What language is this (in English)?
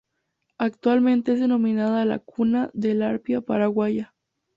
Spanish